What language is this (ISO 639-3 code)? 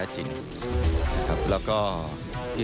tha